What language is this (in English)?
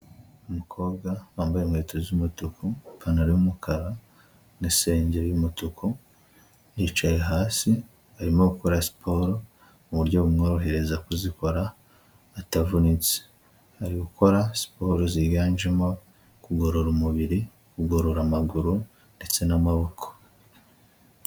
Kinyarwanda